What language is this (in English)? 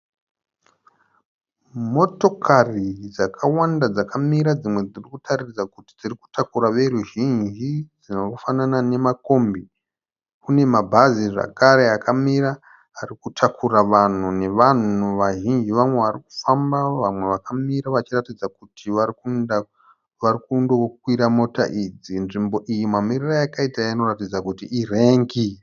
Shona